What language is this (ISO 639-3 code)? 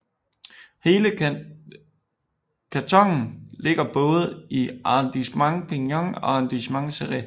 dan